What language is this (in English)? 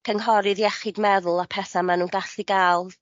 Welsh